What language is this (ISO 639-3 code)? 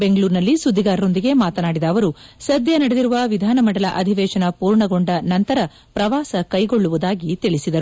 kan